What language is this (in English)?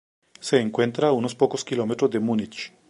Spanish